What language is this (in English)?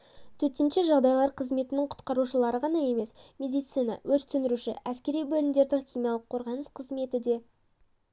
Kazakh